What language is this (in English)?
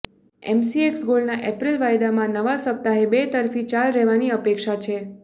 Gujarati